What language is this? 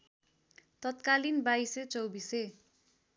Nepali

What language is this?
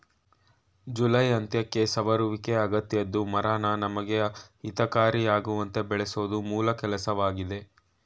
Kannada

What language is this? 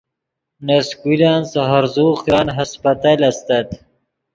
Yidgha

